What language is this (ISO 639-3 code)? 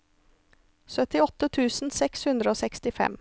nor